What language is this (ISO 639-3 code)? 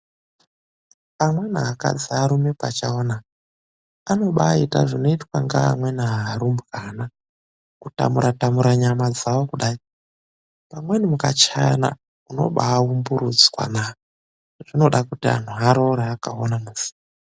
ndc